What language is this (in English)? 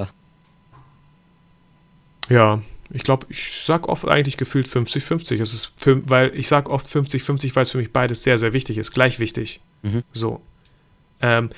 German